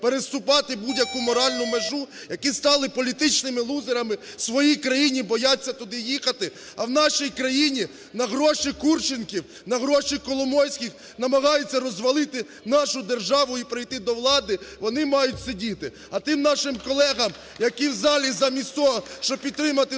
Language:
Ukrainian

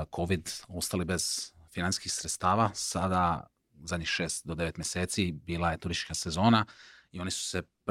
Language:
Croatian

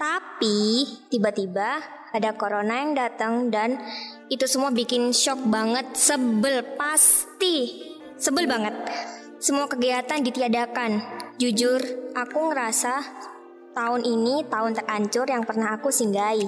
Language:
Indonesian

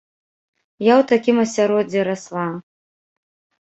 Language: Belarusian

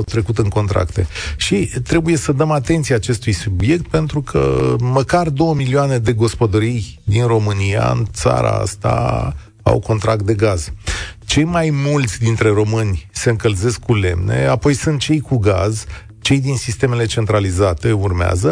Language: Romanian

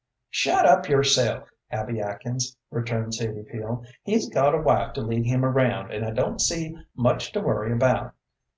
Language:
English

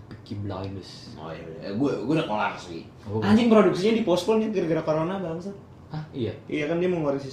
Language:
Indonesian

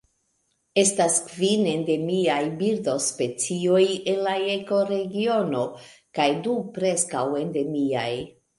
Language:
Esperanto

